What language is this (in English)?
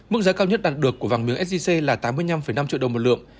Vietnamese